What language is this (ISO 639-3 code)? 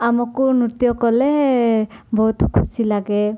ori